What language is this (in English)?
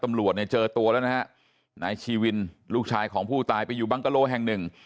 Thai